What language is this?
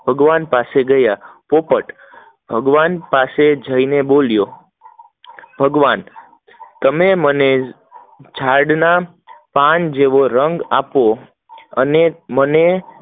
Gujarati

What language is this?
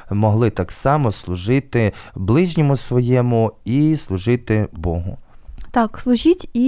Ukrainian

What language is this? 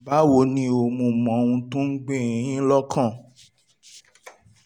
Yoruba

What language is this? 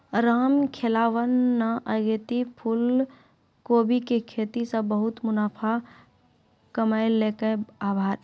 Maithili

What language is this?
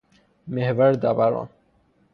Persian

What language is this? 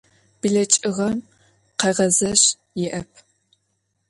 Adyghe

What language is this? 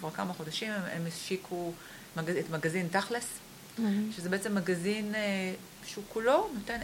Hebrew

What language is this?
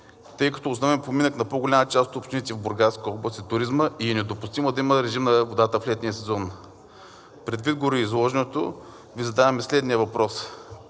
Bulgarian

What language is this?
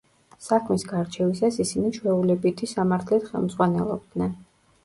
Georgian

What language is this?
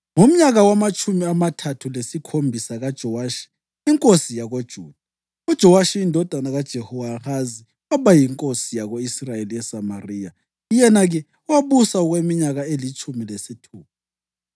North Ndebele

